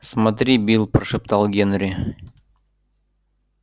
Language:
Russian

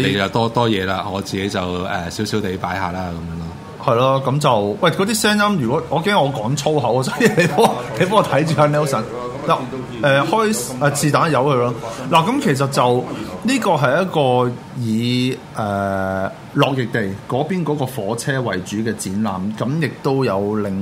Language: Chinese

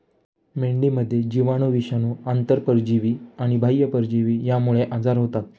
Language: Marathi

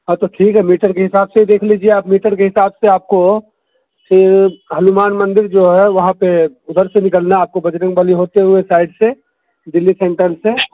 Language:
Urdu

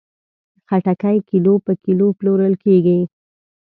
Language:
Pashto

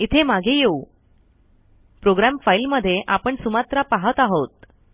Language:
Marathi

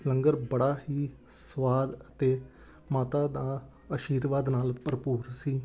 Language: Punjabi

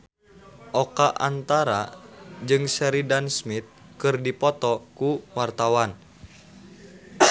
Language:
Sundanese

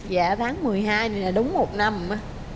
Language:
Vietnamese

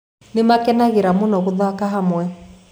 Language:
Kikuyu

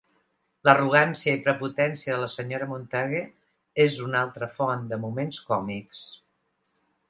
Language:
Catalan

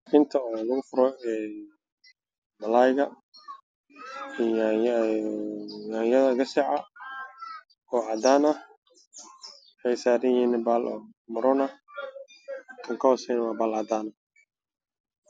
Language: Somali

